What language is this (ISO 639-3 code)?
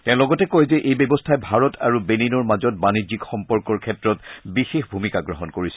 asm